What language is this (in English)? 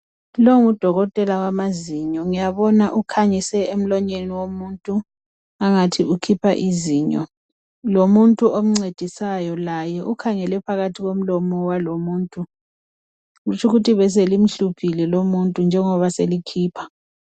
North Ndebele